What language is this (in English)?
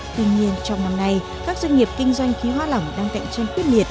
Vietnamese